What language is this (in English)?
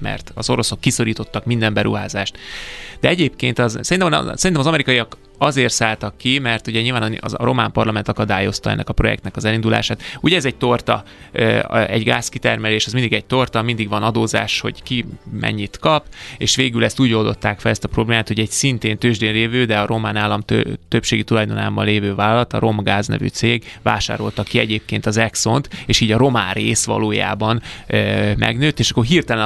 Hungarian